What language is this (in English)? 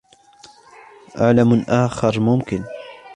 Arabic